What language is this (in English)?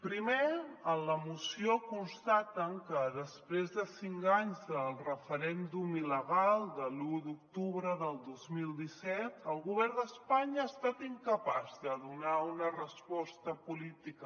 Catalan